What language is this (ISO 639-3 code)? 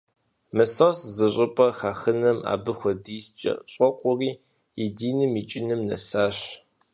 kbd